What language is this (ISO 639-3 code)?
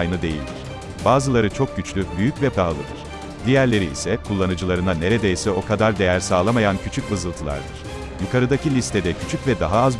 tur